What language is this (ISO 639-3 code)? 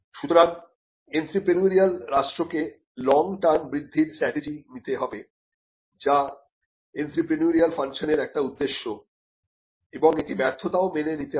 ben